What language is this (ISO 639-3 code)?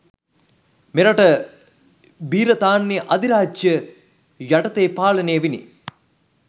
sin